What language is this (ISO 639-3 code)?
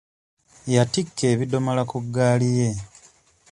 lug